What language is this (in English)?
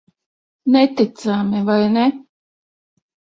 Latvian